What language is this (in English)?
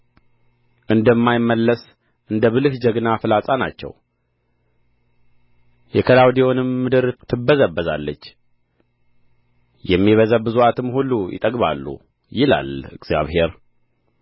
Amharic